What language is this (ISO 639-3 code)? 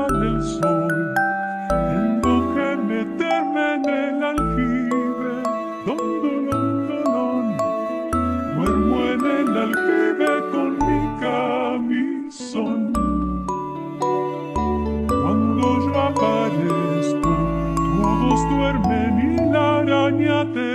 tur